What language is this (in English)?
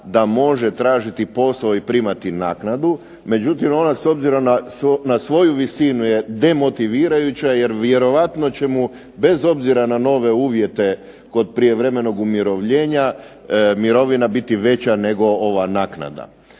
Croatian